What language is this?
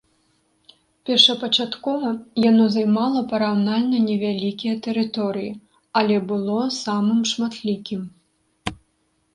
Belarusian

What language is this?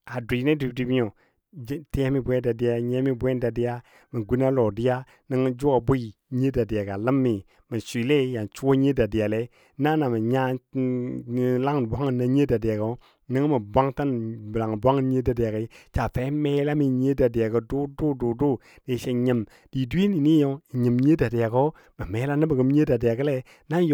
Dadiya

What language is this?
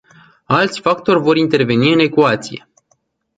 Romanian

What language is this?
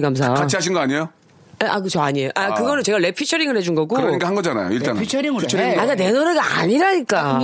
Korean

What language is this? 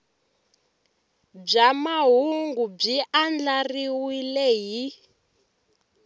Tsonga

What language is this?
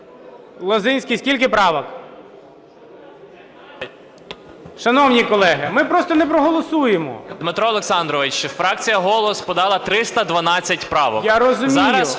Ukrainian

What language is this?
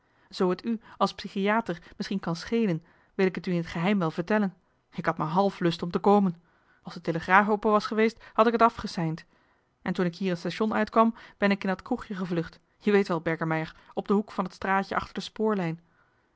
Dutch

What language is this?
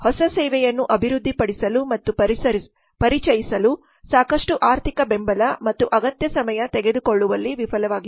Kannada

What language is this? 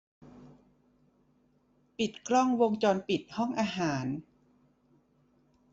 Thai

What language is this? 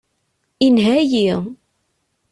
Kabyle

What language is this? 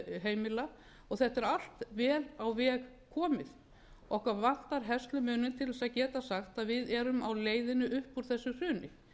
Icelandic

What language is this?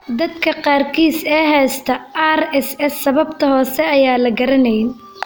Somali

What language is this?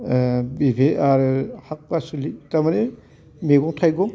Bodo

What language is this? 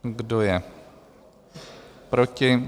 Czech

